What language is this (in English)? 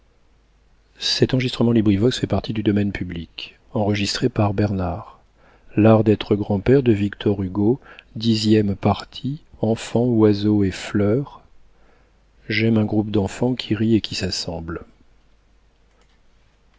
French